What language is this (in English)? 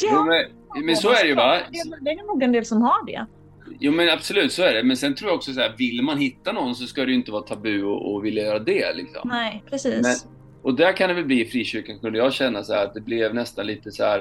Swedish